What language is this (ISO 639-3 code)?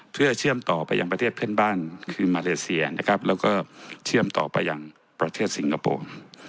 tha